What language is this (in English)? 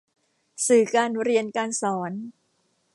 Thai